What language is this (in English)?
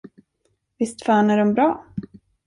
Swedish